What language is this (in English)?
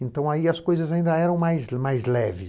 Portuguese